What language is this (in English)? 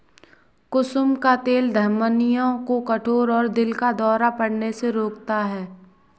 Hindi